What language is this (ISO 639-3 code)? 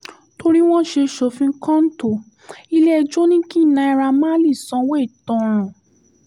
yor